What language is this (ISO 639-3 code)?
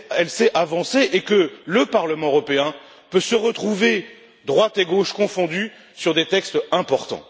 fra